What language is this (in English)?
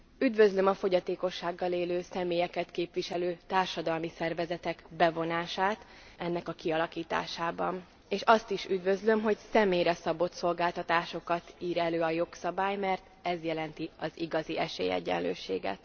Hungarian